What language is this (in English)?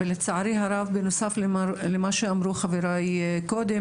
Hebrew